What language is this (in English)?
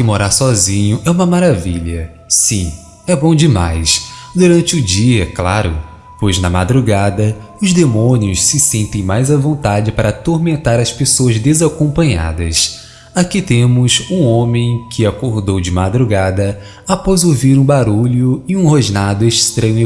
Portuguese